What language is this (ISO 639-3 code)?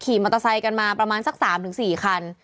tha